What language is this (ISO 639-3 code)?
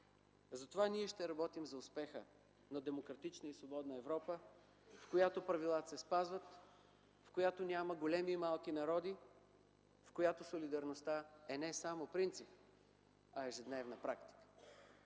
bul